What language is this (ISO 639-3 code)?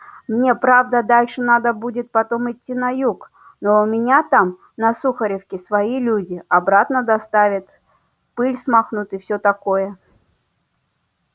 rus